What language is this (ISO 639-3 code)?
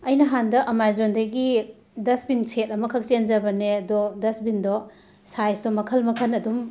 mni